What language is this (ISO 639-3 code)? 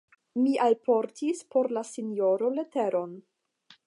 epo